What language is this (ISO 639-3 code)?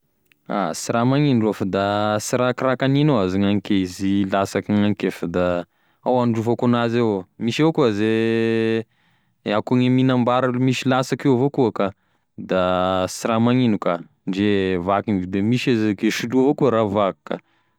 tkg